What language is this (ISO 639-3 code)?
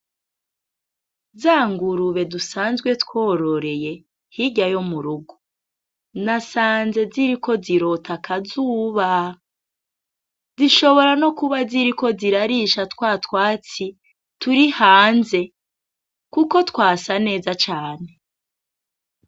run